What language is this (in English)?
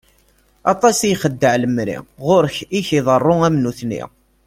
Kabyle